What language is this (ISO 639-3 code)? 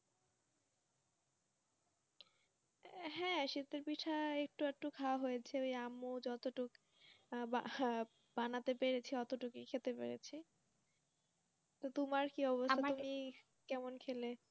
ben